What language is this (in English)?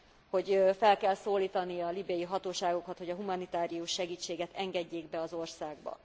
Hungarian